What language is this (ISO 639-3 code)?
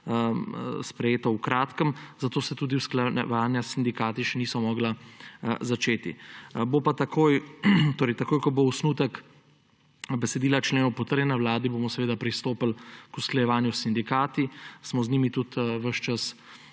slv